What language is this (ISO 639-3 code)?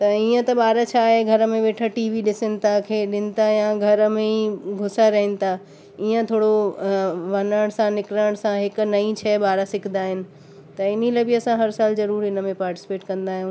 snd